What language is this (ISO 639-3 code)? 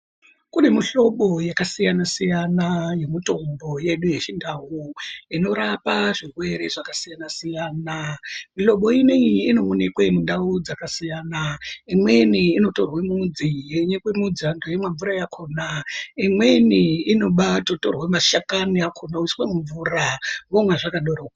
ndc